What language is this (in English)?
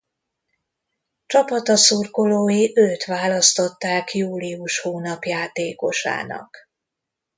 Hungarian